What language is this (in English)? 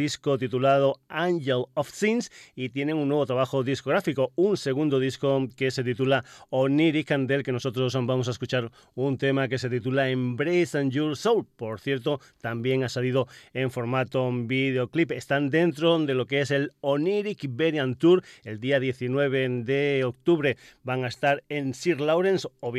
Spanish